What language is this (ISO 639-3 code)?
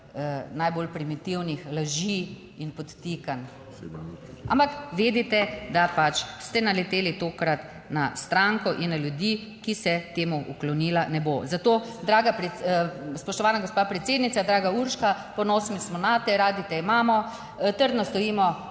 slv